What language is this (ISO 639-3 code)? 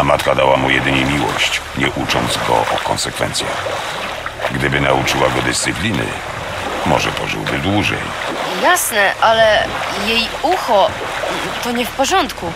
pol